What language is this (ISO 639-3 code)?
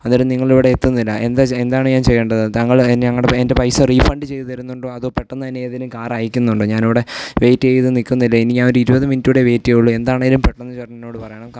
mal